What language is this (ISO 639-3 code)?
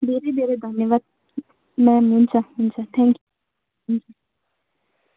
nep